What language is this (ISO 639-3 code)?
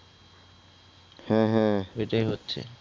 ben